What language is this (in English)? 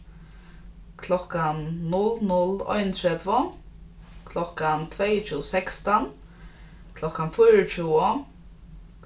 Faroese